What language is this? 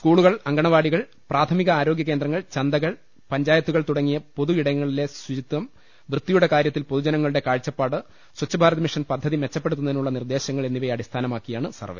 Malayalam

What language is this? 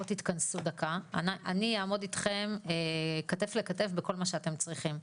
Hebrew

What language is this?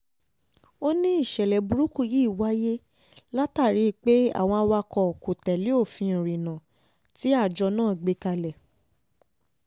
Yoruba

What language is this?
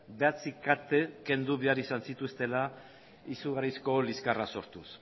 Basque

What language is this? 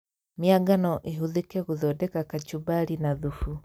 Kikuyu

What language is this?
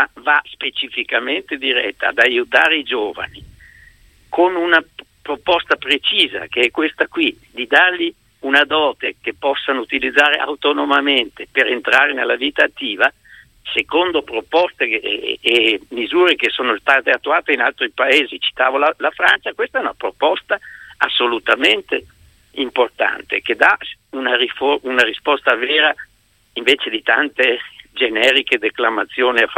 Italian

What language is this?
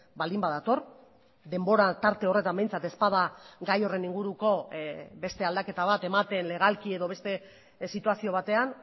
Basque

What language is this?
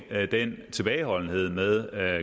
Danish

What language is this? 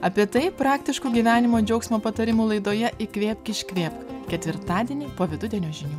Lithuanian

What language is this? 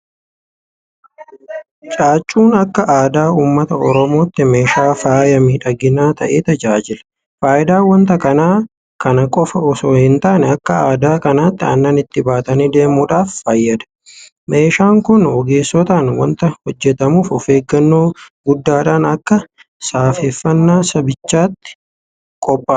Oromo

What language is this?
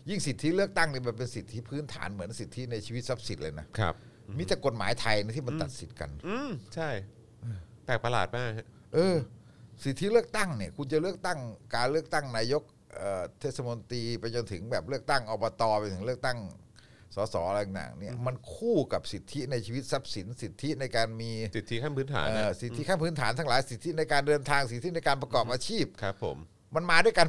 Thai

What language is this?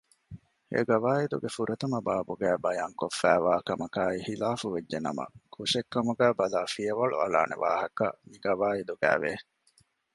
Divehi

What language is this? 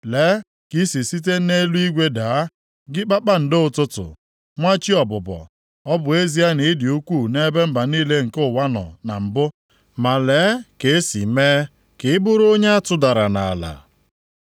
Igbo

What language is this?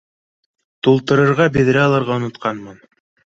Bashkir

